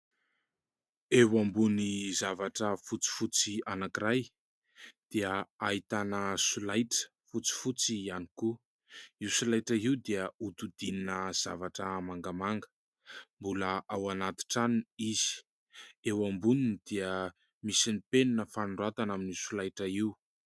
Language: Malagasy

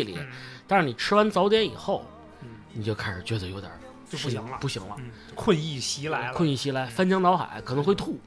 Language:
Chinese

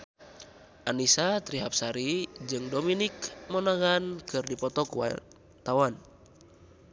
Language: Sundanese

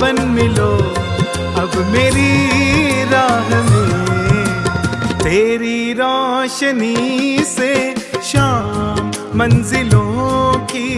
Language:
Hindi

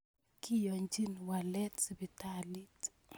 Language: Kalenjin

